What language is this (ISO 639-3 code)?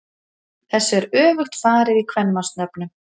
isl